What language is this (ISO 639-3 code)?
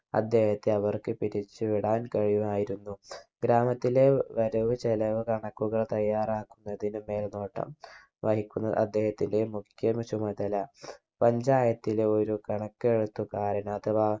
mal